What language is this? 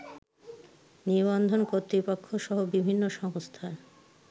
Bangla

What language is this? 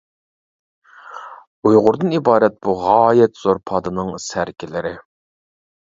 Uyghur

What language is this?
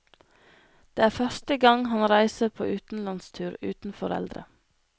Norwegian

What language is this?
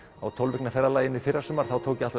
Icelandic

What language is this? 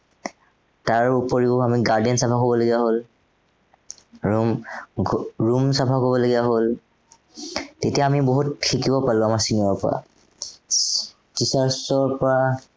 Assamese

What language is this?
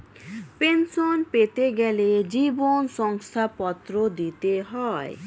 Bangla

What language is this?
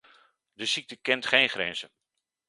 Dutch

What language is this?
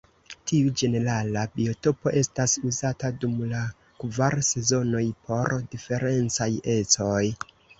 Esperanto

